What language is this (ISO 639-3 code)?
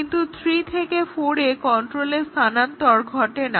ben